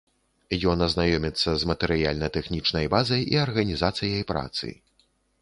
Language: Belarusian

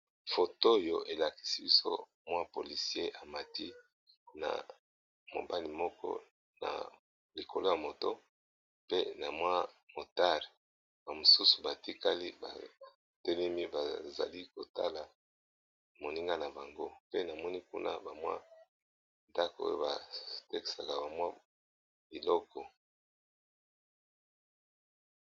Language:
Lingala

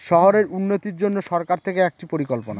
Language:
Bangla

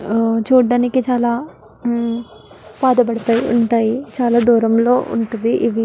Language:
Telugu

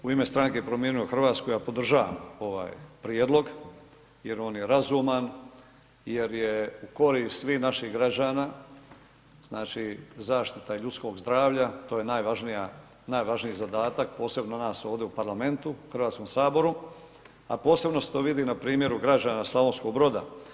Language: Croatian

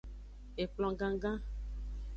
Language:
Aja (Benin)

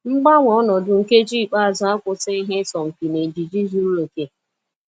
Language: Igbo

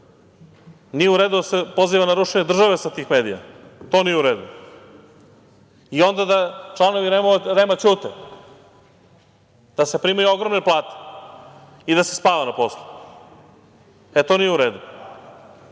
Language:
Serbian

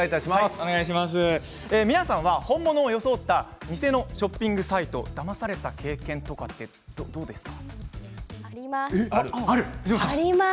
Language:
Japanese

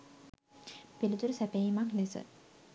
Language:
Sinhala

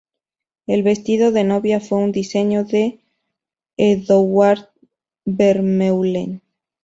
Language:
Spanish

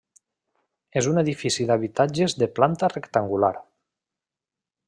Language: Catalan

